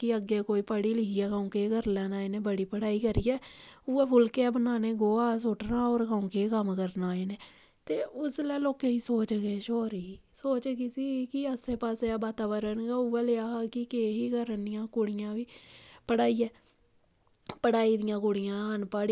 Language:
Dogri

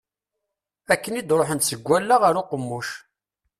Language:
Kabyle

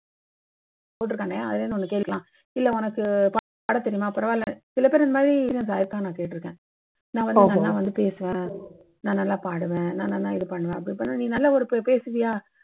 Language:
Tamil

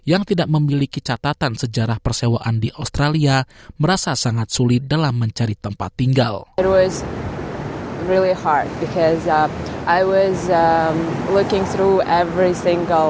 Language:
Indonesian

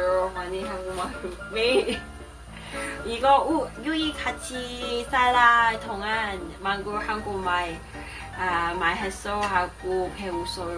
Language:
Korean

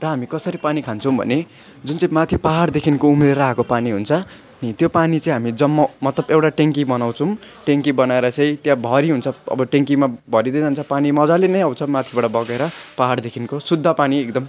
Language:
Nepali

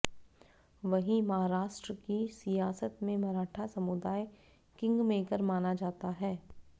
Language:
Hindi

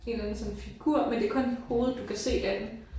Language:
Danish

